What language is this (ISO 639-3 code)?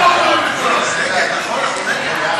heb